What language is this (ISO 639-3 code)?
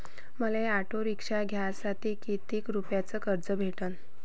mar